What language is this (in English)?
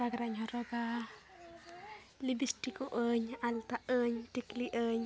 Santali